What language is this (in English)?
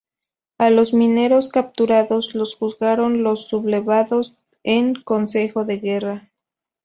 Spanish